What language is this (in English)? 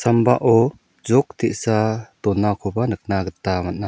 Garo